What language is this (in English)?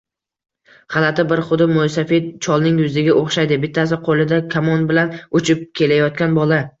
Uzbek